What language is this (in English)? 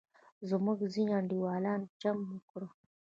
Pashto